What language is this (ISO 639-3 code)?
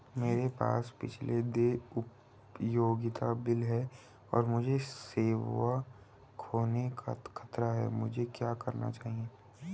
hin